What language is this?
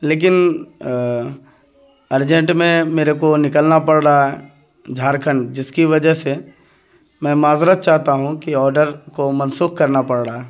Urdu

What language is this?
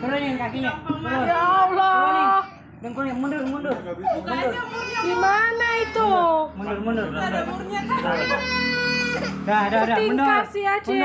Indonesian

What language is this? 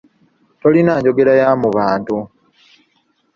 Ganda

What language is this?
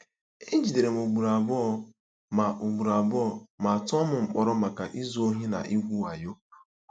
Igbo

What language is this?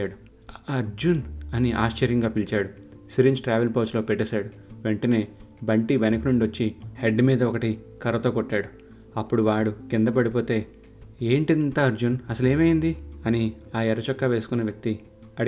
Telugu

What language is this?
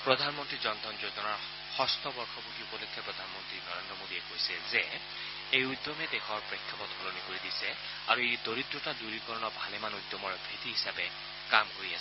Assamese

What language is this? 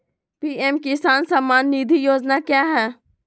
Magahi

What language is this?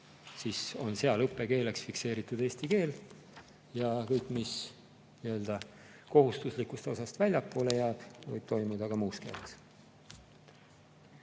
Estonian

